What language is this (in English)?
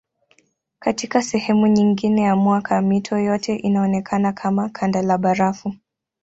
Swahili